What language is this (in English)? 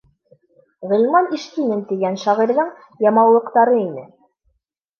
Bashkir